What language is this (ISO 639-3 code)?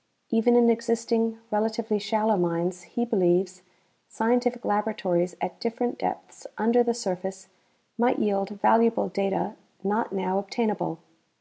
eng